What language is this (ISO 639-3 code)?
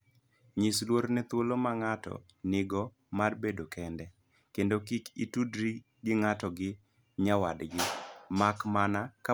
luo